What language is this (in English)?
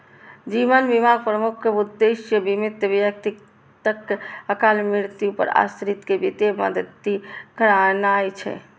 Maithili